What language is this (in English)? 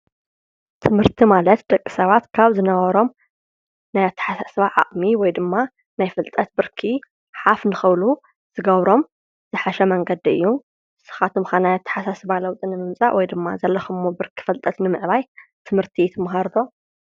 Tigrinya